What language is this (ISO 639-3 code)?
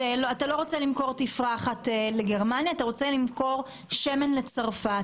heb